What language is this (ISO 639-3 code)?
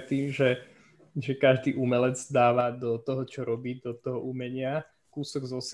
slk